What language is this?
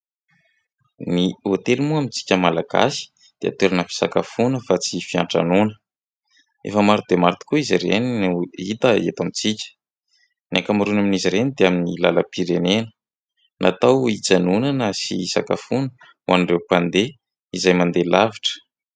Malagasy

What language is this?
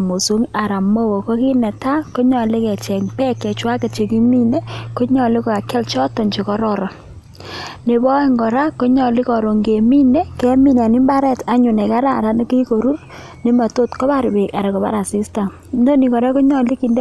Kalenjin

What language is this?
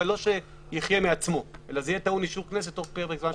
Hebrew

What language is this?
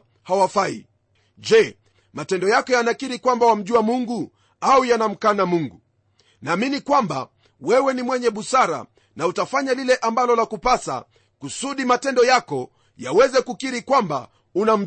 Swahili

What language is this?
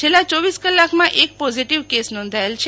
Gujarati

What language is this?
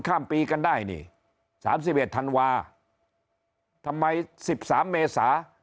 Thai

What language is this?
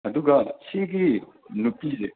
Manipuri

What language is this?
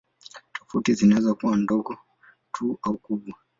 Swahili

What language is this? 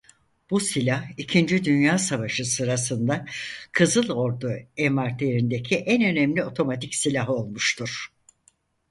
Turkish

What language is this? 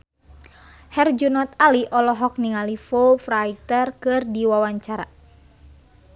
Sundanese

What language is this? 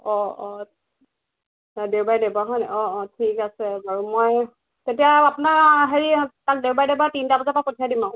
Assamese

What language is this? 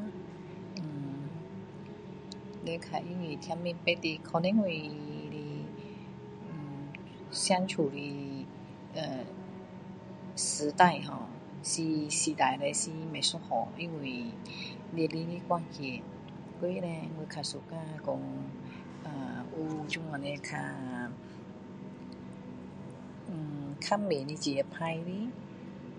Min Dong Chinese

